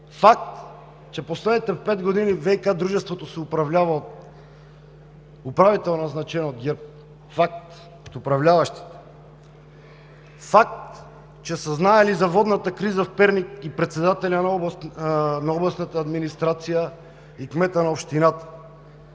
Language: Bulgarian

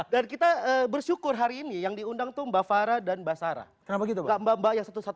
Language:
Indonesian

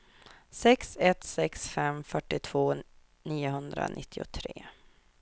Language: Swedish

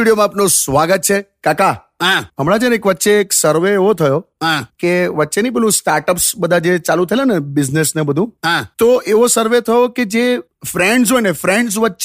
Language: Hindi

